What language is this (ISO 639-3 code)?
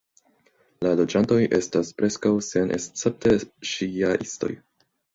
epo